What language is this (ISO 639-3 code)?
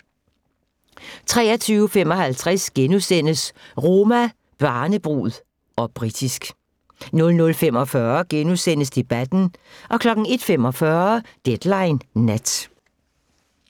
dan